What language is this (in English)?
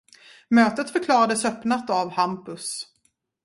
Swedish